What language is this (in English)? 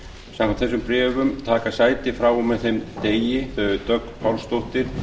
Icelandic